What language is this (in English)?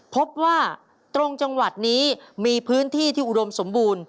Thai